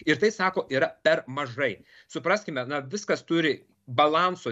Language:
Lithuanian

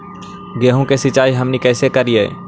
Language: Magahi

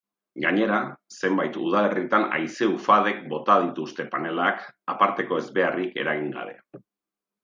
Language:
Basque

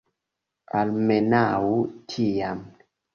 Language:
Esperanto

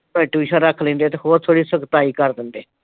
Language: Punjabi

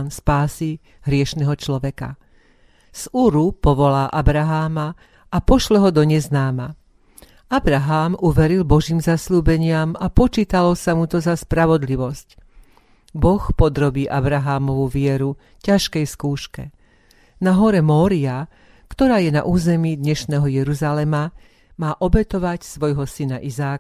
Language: Slovak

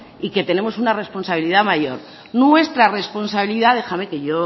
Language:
Spanish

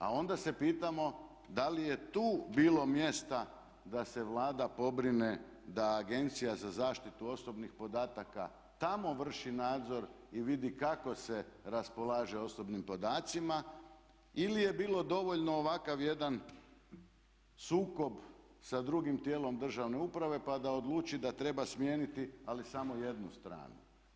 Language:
Croatian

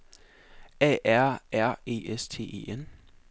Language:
Danish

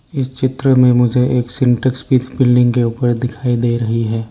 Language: Hindi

